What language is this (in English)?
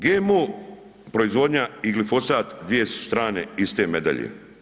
Croatian